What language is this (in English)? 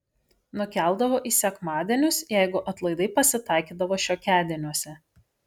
Lithuanian